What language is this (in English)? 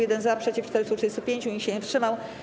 Polish